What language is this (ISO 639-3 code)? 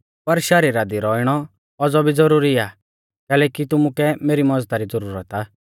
bfz